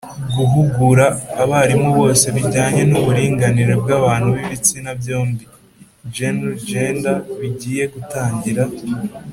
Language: Kinyarwanda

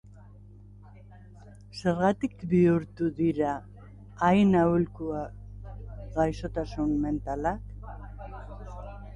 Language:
Basque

